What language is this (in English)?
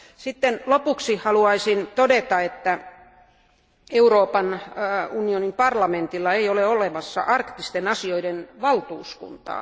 Finnish